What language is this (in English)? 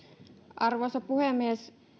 Finnish